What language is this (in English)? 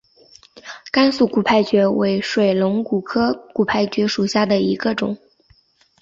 Chinese